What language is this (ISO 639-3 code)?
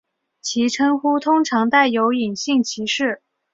zho